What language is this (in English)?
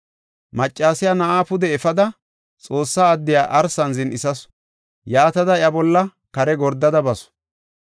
Gofa